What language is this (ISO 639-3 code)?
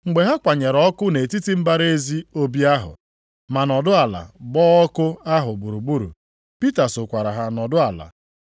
ibo